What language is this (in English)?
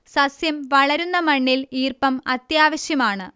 Malayalam